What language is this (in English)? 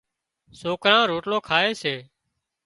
Wadiyara Koli